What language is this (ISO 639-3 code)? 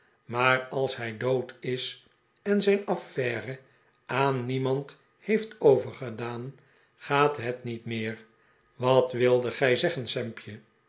nld